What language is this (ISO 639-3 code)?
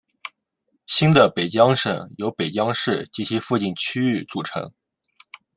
zho